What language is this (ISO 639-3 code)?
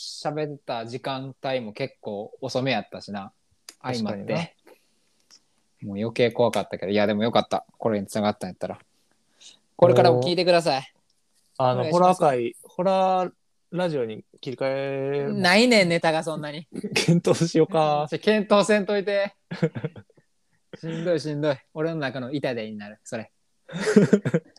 jpn